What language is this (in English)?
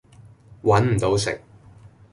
Cantonese